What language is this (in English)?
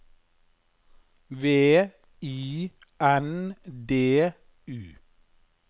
Norwegian